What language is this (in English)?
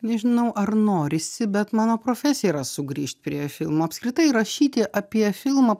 Lithuanian